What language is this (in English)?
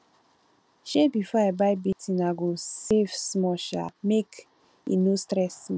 Nigerian Pidgin